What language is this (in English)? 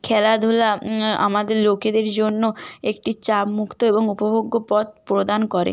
Bangla